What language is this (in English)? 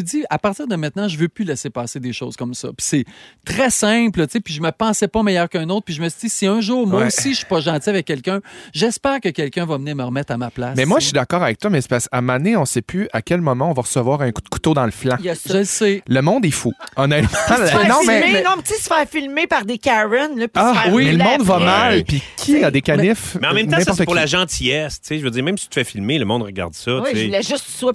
French